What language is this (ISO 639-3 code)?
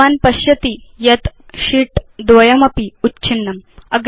san